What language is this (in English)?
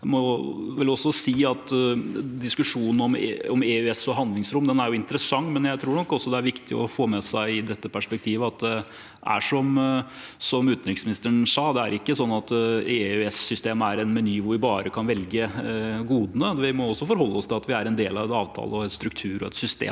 Norwegian